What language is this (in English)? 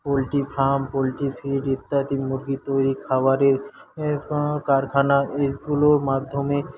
Bangla